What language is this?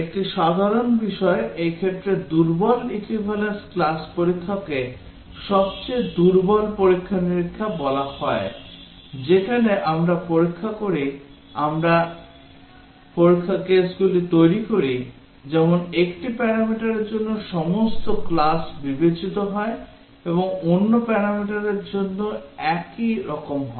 Bangla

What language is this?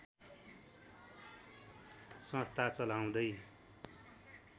Nepali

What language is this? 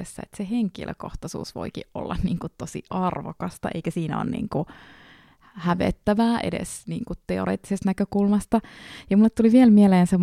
Finnish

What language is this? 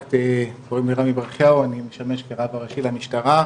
Hebrew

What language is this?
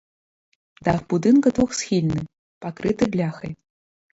Belarusian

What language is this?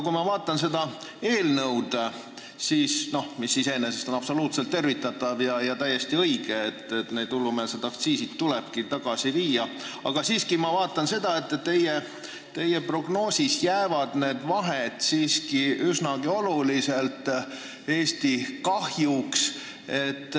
Estonian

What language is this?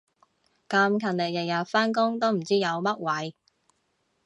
Cantonese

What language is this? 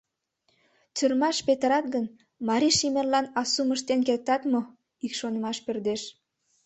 Mari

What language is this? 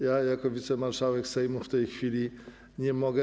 Polish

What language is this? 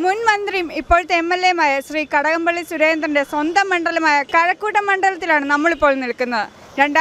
Thai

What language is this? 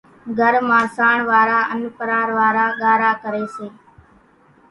Kachi Koli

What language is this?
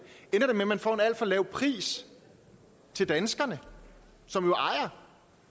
Danish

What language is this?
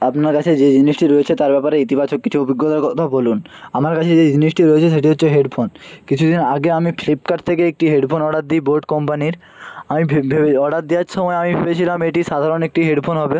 Bangla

